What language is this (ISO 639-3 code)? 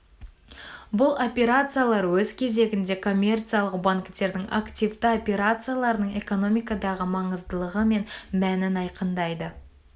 kaz